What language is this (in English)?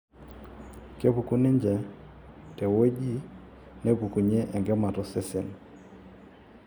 Masai